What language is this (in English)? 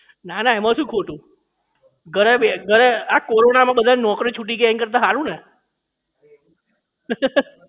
Gujarati